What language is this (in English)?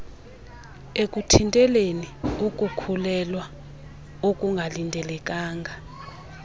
Xhosa